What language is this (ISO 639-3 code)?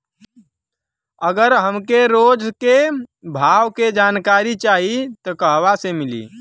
bho